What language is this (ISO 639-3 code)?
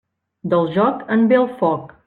cat